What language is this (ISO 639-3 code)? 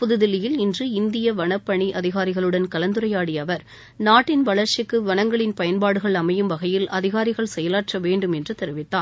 tam